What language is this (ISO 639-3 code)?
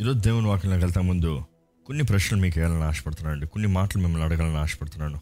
tel